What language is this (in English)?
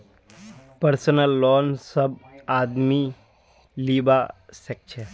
Magahi